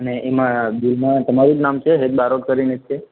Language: Gujarati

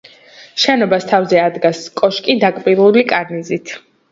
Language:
Georgian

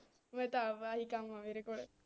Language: Punjabi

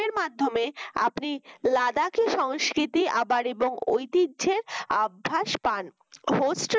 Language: Bangla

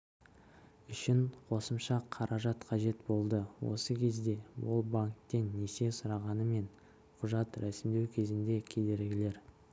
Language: Kazakh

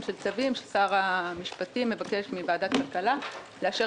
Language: Hebrew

